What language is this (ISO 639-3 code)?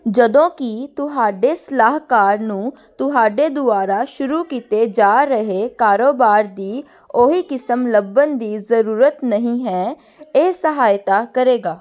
pan